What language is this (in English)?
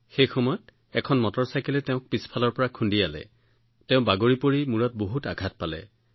Assamese